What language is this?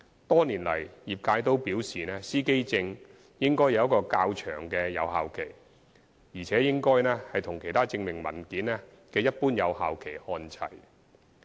Cantonese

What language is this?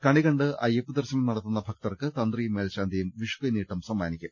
Malayalam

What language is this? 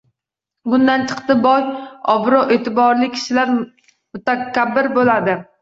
Uzbek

